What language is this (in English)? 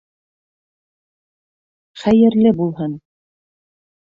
Bashkir